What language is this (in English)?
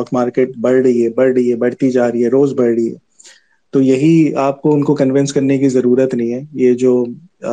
Urdu